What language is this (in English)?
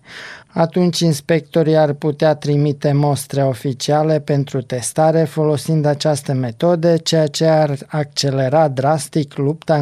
Romanian